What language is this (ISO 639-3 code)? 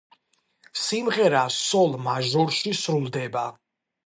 kat